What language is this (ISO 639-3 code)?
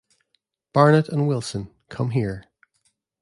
eng